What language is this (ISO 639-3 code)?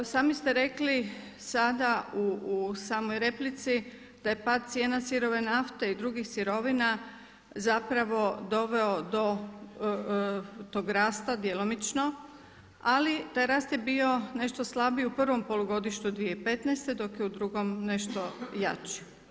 hrv